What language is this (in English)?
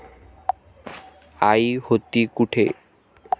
Marathi